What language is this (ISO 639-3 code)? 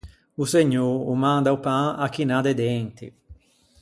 lij